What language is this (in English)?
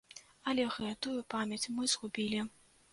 Belarusian